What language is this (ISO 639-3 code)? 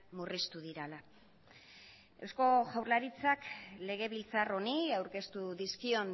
eus